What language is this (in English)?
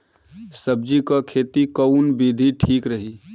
Bhojpuri